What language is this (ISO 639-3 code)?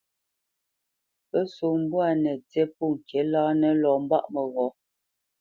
bce